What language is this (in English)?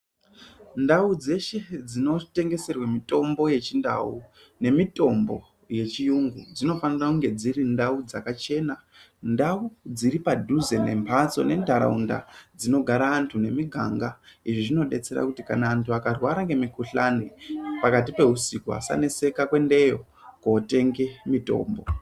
Ndau